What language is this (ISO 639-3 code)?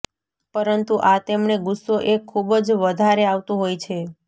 guj